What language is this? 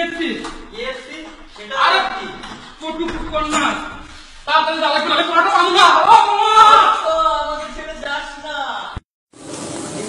Portuguese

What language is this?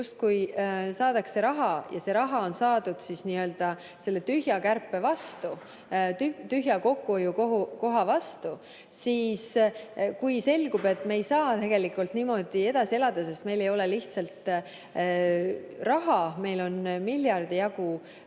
Estonian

